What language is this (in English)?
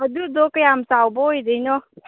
Manipuri